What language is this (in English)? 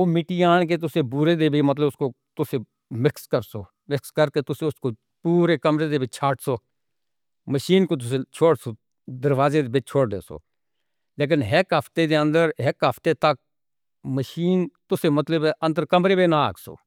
Northern Hindko